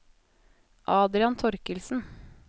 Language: Norwegian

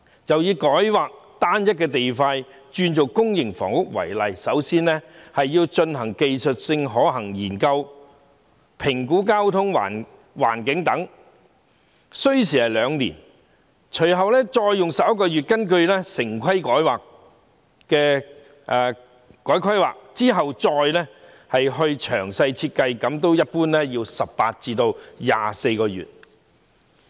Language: Cantonese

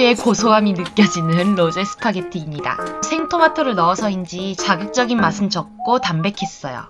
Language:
Korean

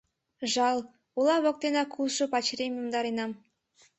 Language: Mari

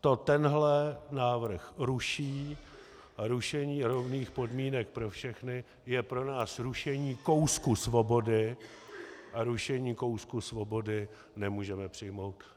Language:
Czech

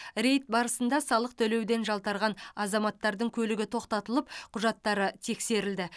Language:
Kazakh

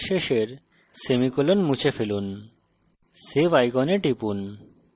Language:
Bangla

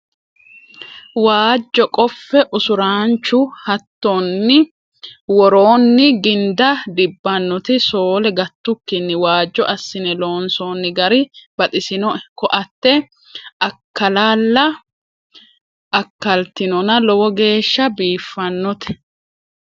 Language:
Sidamo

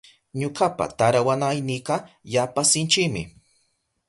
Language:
Southern Pastaza Quechua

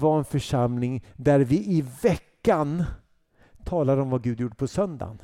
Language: Swedish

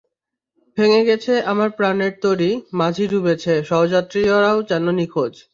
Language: Bangla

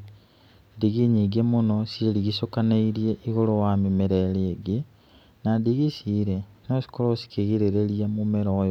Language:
Kikuyu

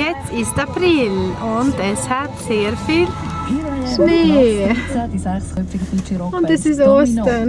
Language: Dutch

